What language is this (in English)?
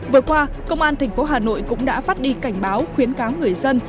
Vietnamese